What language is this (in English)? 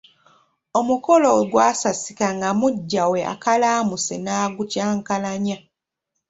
Ganda